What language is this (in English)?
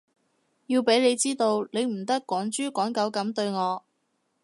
Cantonese